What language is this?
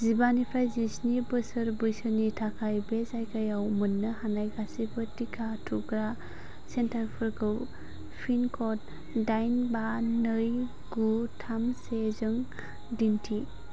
Bodo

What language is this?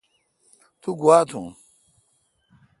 Kalkoti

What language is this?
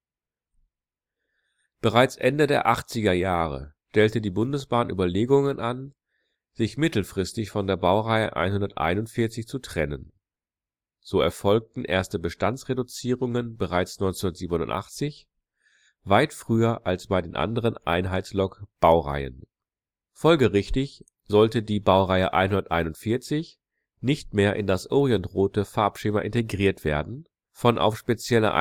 German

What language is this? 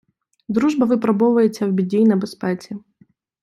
Ukrainian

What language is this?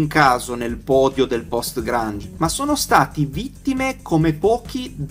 Italian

